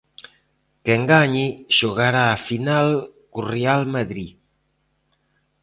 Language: Galician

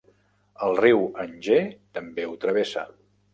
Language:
Catalan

